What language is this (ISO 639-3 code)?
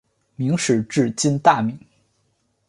zho